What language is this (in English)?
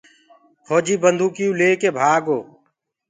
Gurgula